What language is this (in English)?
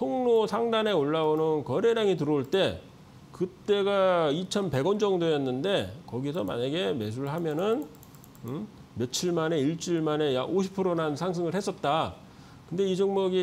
Korean